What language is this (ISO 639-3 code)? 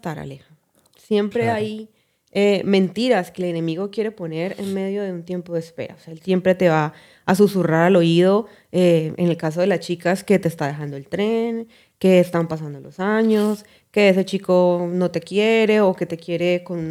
spa